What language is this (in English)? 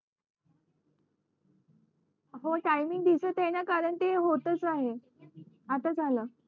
Marathi